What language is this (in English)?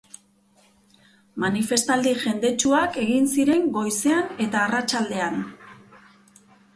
Basque